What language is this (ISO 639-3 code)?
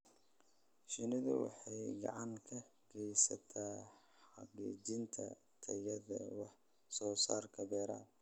som